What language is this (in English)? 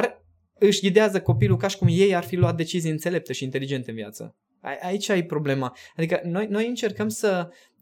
Romanian